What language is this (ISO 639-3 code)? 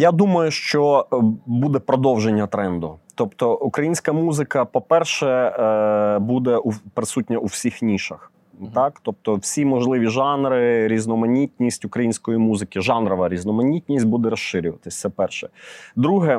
ukr